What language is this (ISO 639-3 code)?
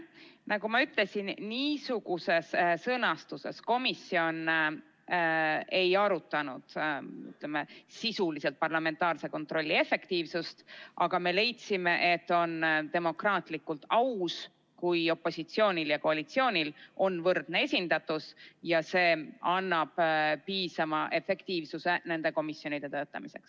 est